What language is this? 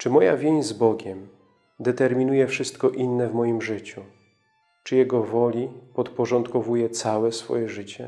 Polish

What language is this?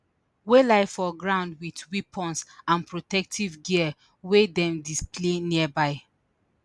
Nigerian Pidgin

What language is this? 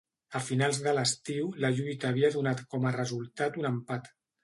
Catalan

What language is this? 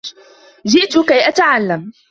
Arabic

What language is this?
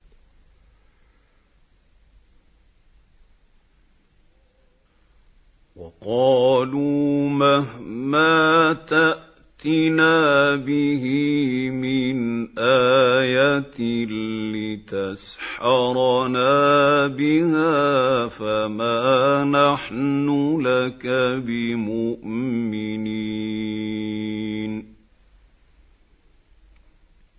Arabic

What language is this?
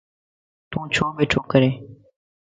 Lasi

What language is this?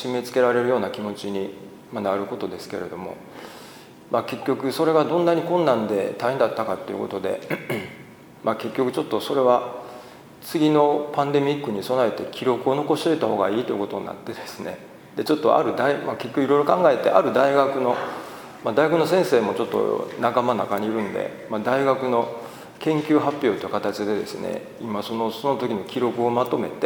Japanese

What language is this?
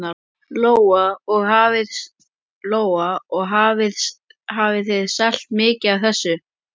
Icelandic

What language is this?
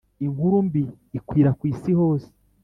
Kinyarwanda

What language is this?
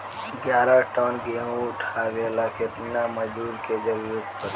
Bhojpuri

